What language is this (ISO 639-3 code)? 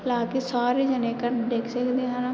pan